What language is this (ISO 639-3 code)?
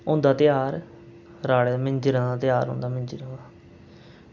doi